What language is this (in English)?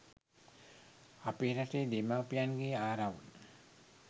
Sinhala